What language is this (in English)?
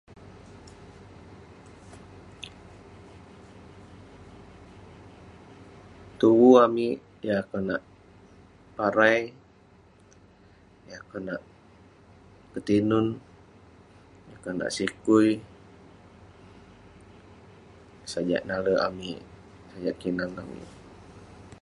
Western Penan